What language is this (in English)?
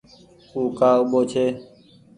Goaria